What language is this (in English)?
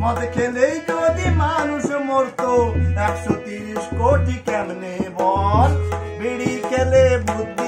Arabic